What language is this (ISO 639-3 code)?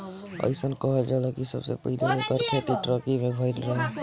bho